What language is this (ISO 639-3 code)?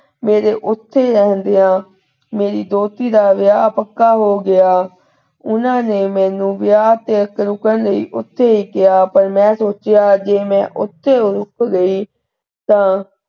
pan